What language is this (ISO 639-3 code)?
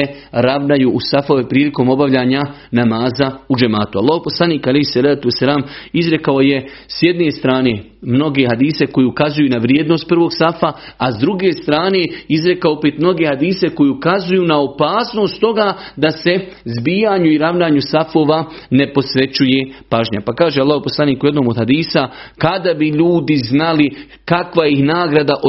hrv